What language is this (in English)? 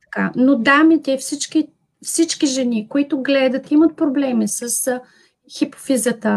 Bulgarian